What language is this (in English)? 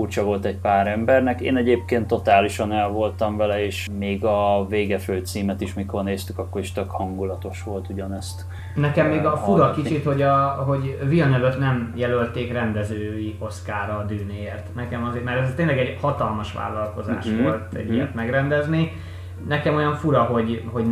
Hungarian